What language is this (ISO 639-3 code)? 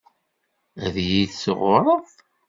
kab